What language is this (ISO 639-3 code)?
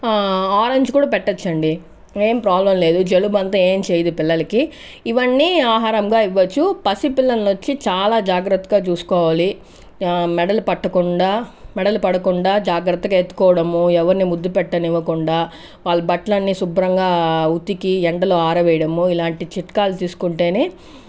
tel